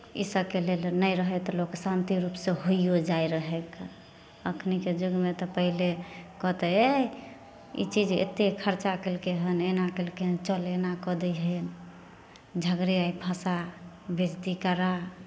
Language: Maithili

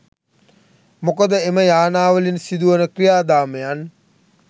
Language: Sinhala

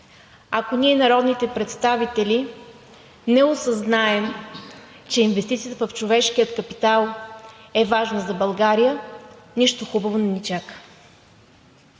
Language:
Bulgarian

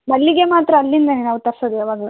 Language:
Kannada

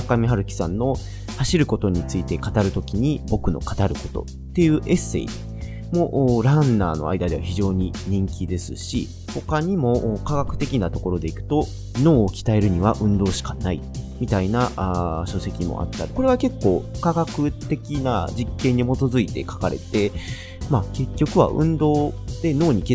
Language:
Japanese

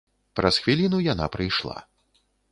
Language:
Belarusian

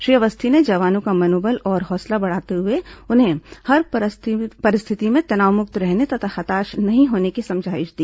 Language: Hindi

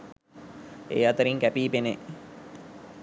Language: Sinhala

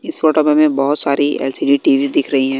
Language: Hindi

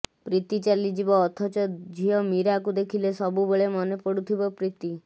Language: Odia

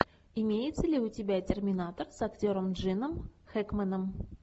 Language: Russian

